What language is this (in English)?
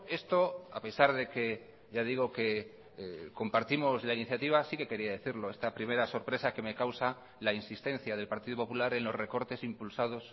Spanish